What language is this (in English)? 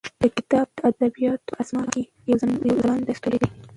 Pashto